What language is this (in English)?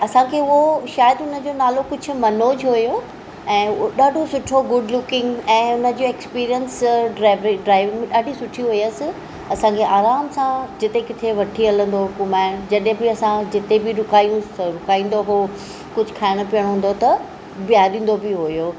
Sindhi